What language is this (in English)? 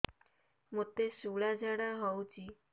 Odia